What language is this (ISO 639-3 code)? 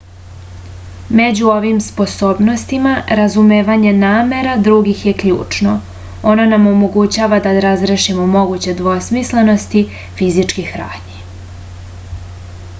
srp